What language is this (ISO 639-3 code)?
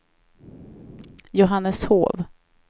swe